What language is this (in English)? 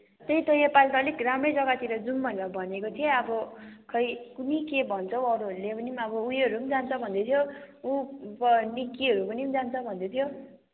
Nepali